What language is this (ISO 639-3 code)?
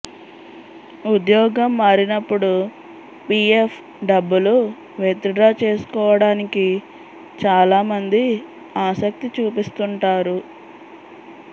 tel